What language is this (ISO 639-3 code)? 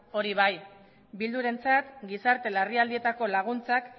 eus